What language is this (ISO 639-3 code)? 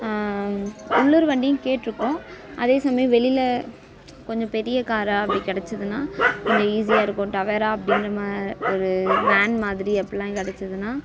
tam